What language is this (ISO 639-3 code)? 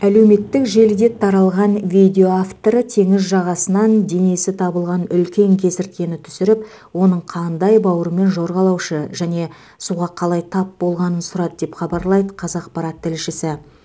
kaz